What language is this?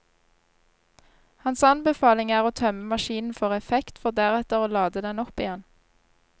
Norwegian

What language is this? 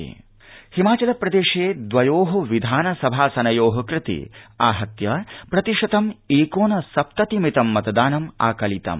Sanskrit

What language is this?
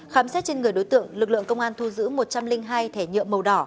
Vietnamese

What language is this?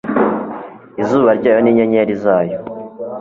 Kinyarwanda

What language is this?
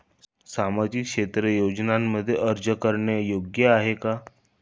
Marathi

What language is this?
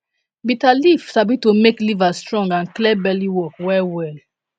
Nigerian Pidgin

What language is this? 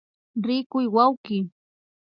Imbabura Highland Quichua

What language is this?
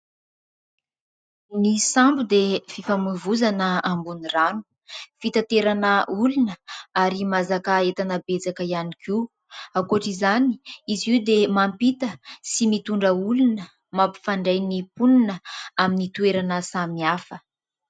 Malagasy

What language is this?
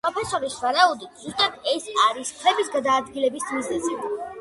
Georgian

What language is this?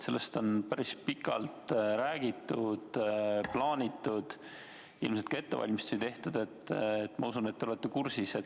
Estonian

